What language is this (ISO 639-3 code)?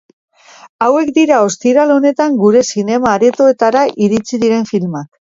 eus